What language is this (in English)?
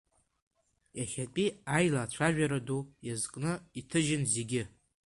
Abkhazian